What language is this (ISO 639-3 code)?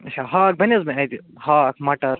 kas